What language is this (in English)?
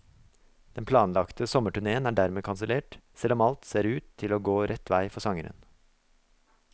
Norwegian